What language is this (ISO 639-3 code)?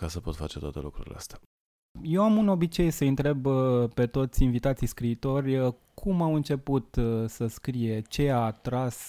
ron